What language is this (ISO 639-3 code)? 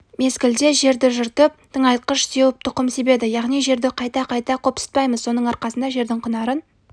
kaz